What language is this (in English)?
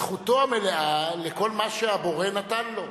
Hebrew